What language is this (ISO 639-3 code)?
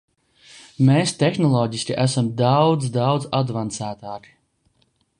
lav